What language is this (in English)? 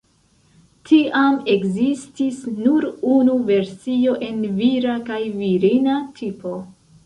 Esperanto